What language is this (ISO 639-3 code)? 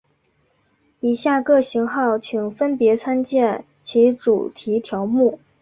zho